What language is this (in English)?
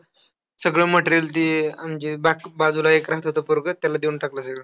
Marathi